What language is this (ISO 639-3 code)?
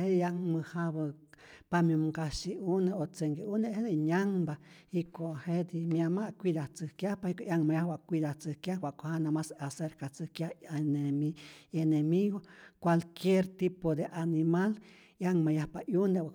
zor